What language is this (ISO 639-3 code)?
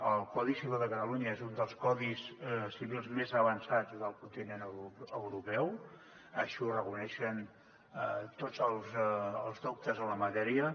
cat